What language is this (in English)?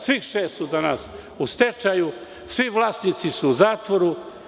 Serbian